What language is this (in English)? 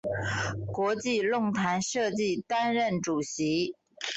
Chinese